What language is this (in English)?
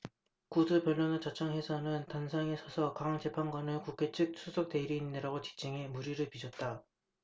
Korean